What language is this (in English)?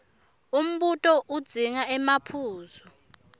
Swati